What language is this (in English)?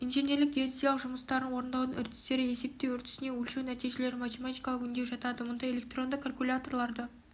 Kazakh